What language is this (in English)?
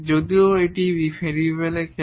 Bangla